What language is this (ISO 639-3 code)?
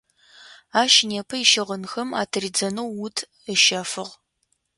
ady